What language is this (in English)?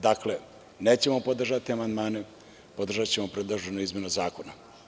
Serbian